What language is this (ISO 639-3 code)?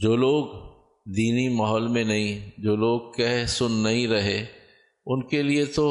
urd